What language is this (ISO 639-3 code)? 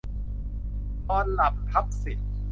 tha